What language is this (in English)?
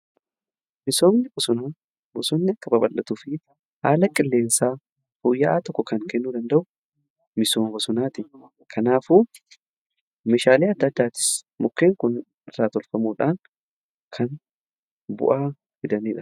Oromo